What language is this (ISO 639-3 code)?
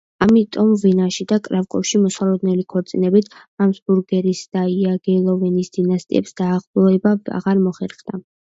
kat